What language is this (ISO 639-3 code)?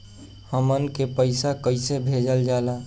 bho